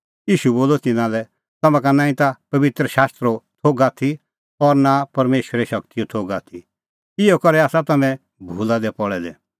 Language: Kullu Pahari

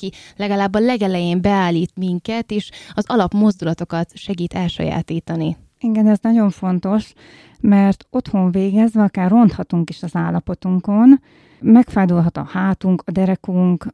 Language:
Hungarian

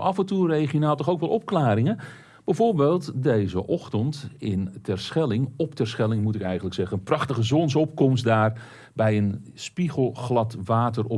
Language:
Dutch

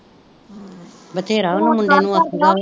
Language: Punjabi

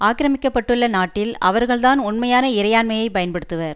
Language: Tamil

